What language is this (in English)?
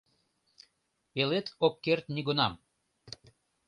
Mari